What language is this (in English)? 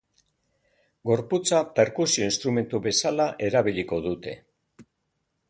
Basque